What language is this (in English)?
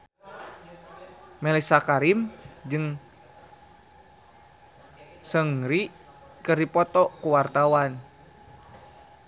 Sundanese